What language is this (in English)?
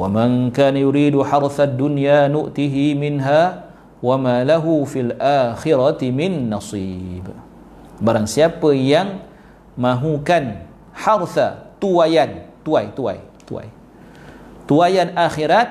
Malay